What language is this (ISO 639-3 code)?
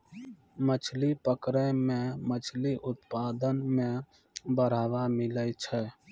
mai